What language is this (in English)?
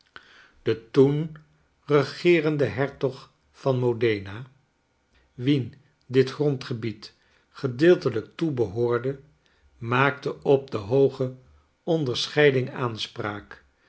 Dutch